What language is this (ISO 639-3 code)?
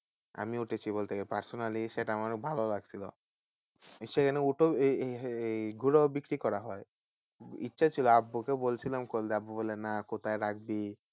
ben